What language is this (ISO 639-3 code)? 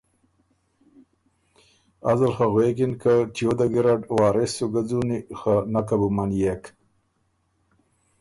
oru